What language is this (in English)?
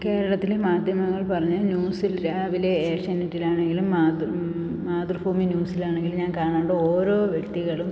Malayalam